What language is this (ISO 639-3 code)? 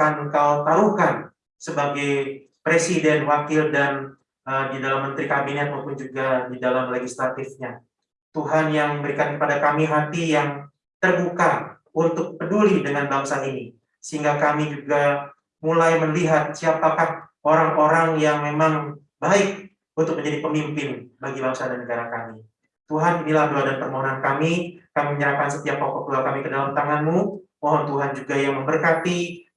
ind